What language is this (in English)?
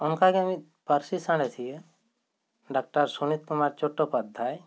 Santali